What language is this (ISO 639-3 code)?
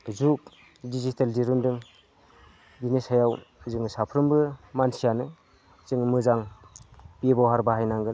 brx